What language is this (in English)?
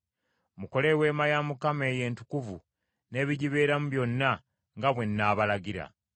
Ganda